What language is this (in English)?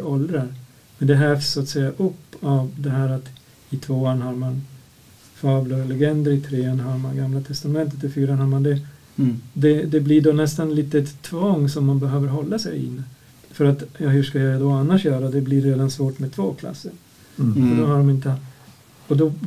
Swedish